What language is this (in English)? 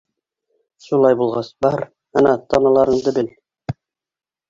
Bashkir